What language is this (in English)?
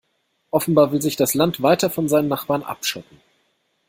German